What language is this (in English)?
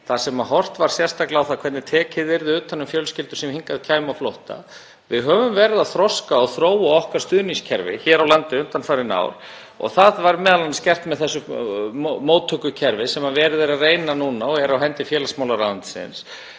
Icelandic